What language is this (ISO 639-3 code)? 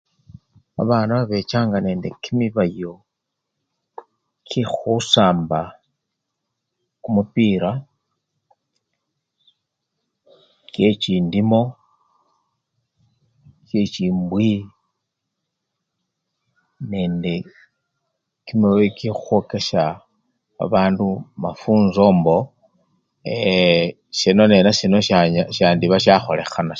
luy